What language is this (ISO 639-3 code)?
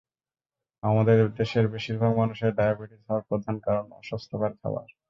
ben